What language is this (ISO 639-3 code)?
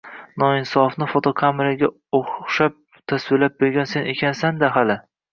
uzb